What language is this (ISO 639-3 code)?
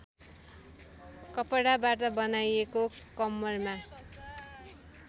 nep